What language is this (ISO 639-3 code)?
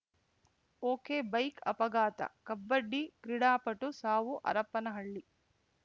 kan